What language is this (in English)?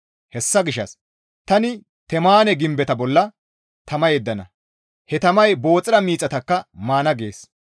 Gamo